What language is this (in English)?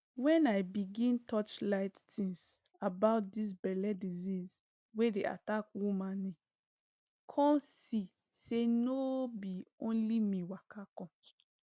Nigerian Pidgin